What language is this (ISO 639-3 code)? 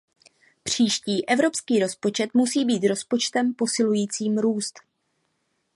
ces